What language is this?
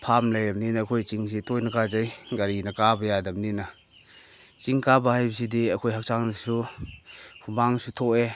Manipuri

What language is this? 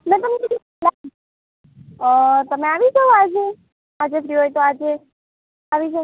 Gujarati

